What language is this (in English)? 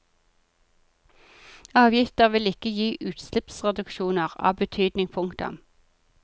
Norwegian